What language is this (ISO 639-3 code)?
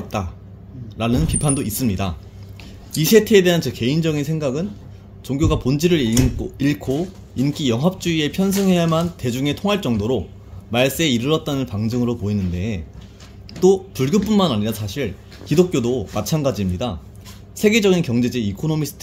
kor